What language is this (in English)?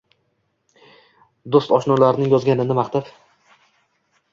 Uzbek